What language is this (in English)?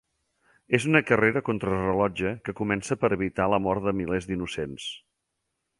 Catalan